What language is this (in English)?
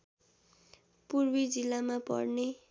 Nepali